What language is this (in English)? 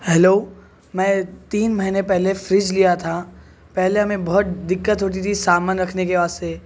Urdu